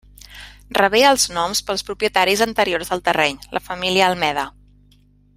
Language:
Catalan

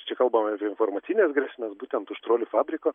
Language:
Lithuanian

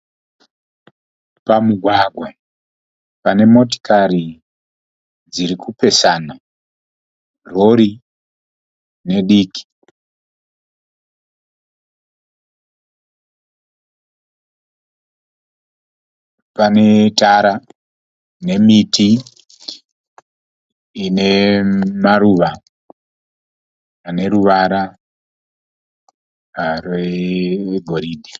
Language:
Shona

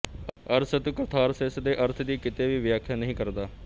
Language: Punjabi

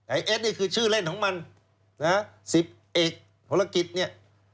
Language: Thai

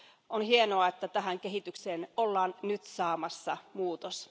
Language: Finnish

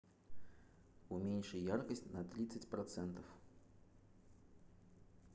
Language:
Russian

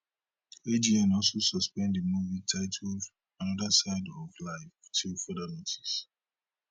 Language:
Nigerian Pidgin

